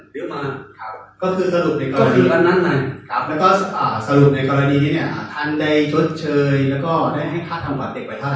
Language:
Thai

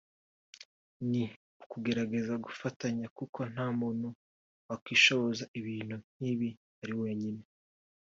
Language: Kinyarwanda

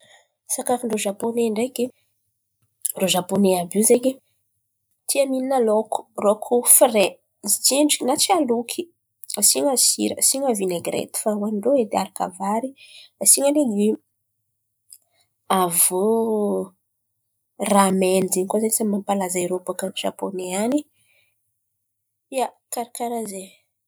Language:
Antankarana Malagasy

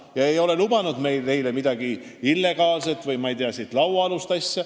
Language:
Estonian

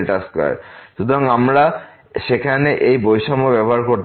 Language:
Bangla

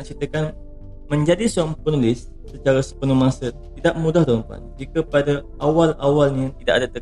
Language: Malay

